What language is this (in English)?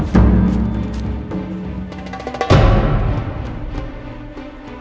Indonesian